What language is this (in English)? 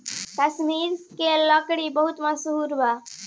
Bhojpuri